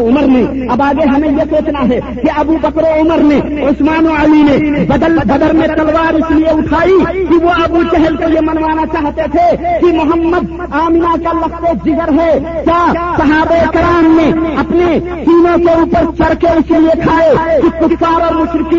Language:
Urdu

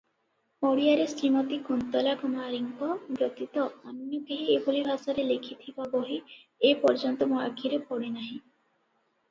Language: Odia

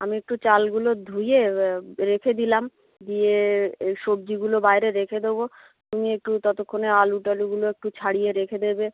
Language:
Bangla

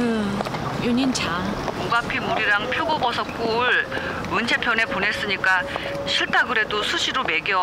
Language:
Korean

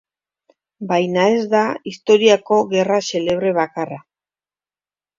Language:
Basque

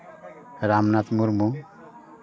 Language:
Santali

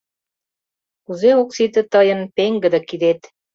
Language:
Mari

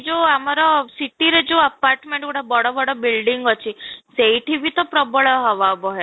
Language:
Odia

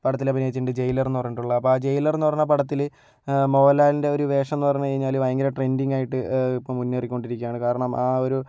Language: Malayalam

